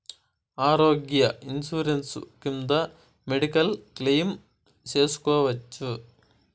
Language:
Telugu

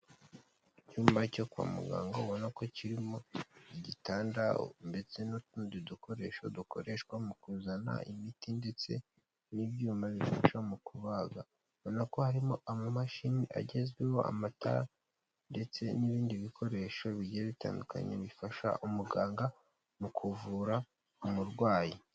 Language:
Kinyarwanda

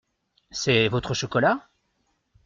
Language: French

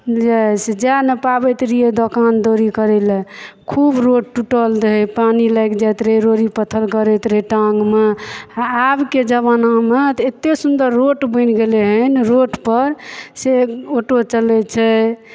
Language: Maithili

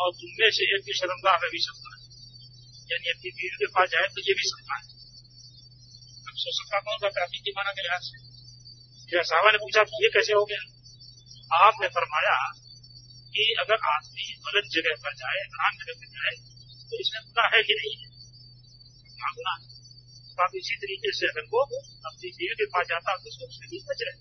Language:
Hindi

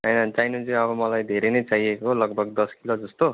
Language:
Nepali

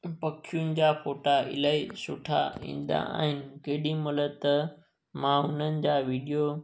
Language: Sindhi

